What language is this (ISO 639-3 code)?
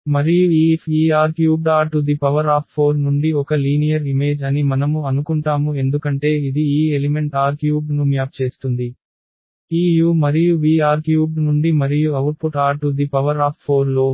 tel